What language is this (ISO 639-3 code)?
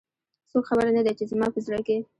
pus